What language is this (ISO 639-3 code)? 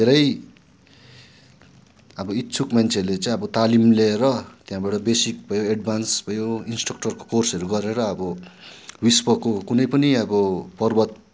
nep